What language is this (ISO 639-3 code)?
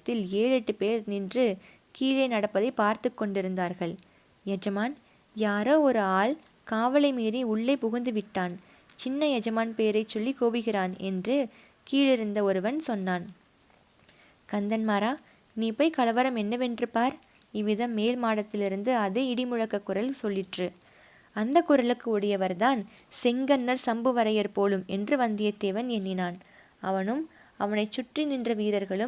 tam